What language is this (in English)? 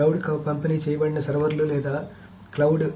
Telugu